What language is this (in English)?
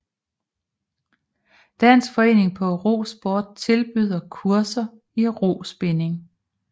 Danish